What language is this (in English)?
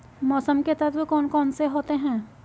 Hindi